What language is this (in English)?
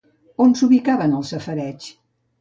Catalan